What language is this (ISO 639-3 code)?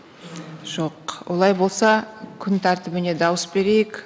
kaz